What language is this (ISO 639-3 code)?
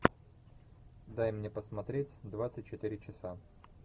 rus